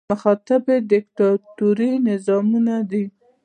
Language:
Pashto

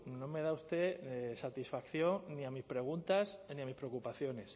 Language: Spanish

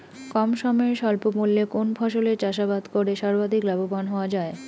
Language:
Bangla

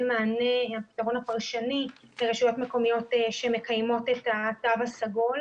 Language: Hebrew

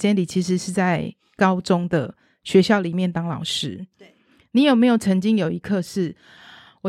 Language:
Chinese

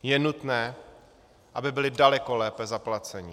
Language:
Czech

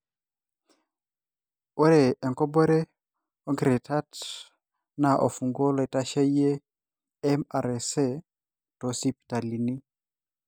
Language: Masai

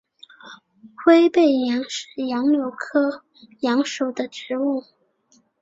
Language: Chinese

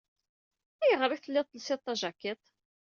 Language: Kabyle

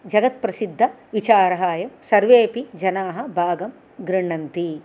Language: Sanskrit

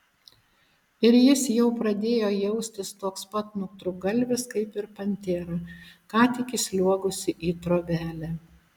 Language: Lithuanian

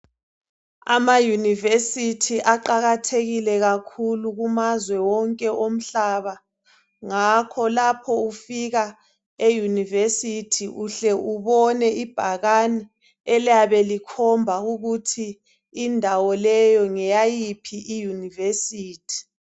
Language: North Ndebele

